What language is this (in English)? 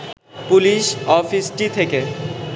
Bangla